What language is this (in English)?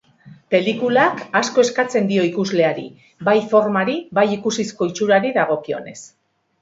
Basque